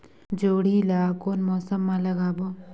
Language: Chhattisgarhi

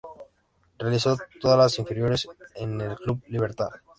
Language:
Spanish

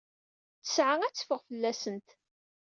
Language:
Kabyle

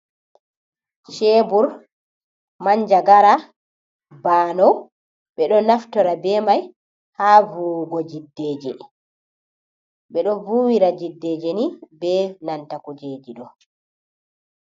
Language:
Fula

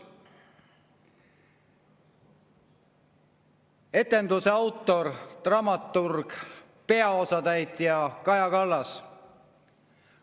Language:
Estonian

